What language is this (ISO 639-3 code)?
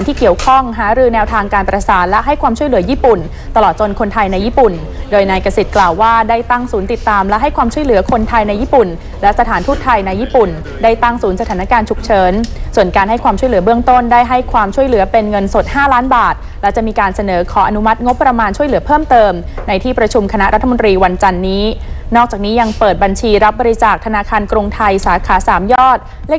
tha